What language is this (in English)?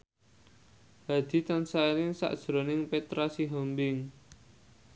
Javanese